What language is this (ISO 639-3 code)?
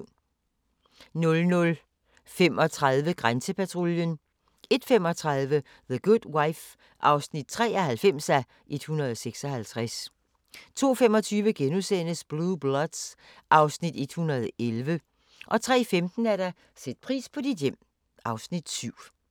dan